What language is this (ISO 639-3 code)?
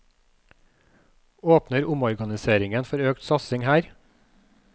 nor